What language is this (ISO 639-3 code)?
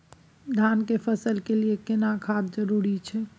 mai